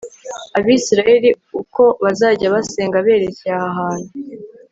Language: Kinyarwanda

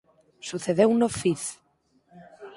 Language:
Galician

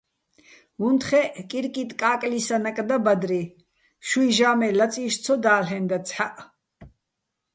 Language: Bats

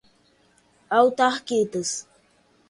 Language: Portuguese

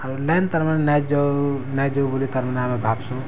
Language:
Odia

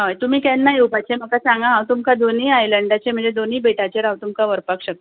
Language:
Konkani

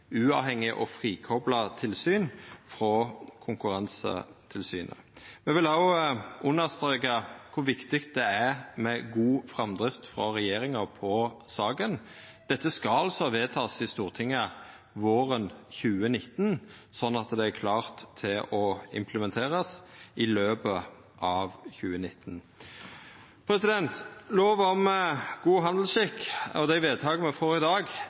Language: Norwegian Nynorsk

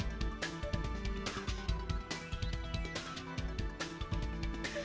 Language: Indonesian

